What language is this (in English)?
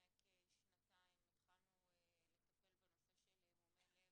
Hebrew